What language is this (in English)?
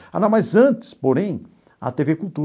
Portuguese